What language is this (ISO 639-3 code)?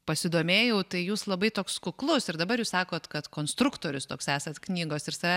lit